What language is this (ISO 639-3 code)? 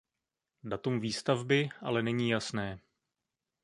ces